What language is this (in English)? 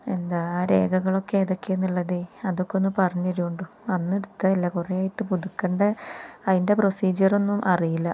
Malayalam